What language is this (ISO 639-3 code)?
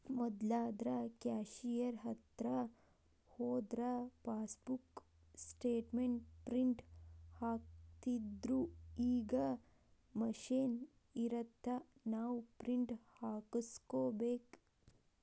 kan